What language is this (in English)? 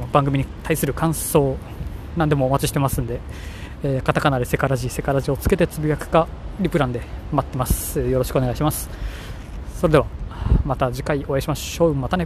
Japanese